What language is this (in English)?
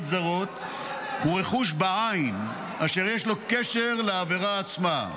Hebrew